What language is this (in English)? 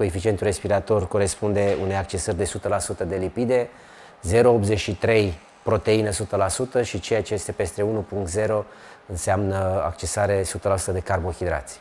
Romanian